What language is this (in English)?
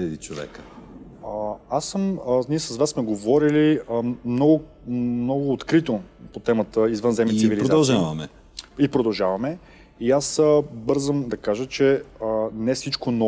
English